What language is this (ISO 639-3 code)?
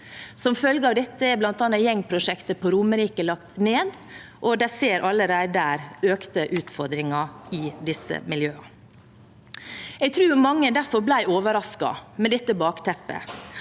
nor